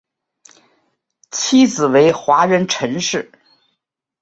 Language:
Chinese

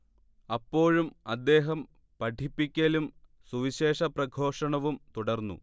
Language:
Malayalam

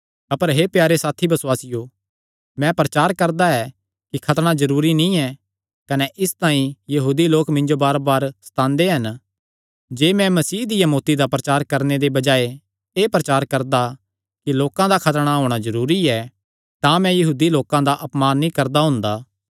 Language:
Kangri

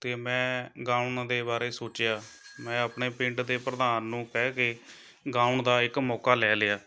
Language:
Punjabi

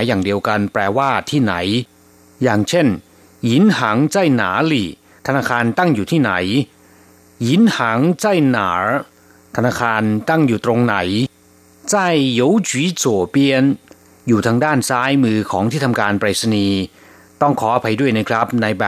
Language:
Thai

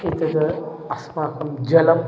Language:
Sanskrit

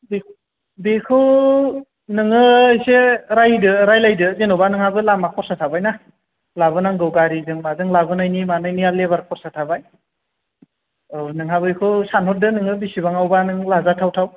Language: Bodo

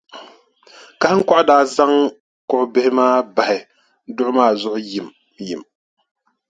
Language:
Dagbani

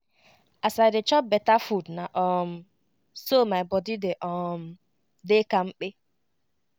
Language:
Nigerian Pidgin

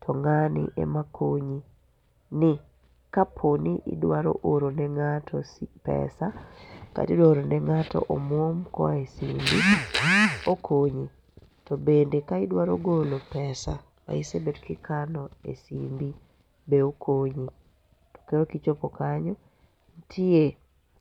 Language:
Luo (Kenya and Tanzania)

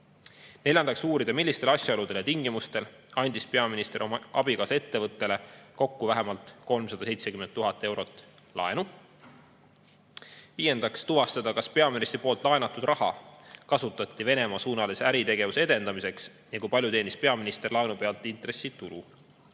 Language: Estonian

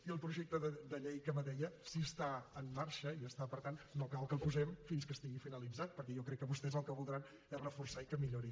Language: Catalan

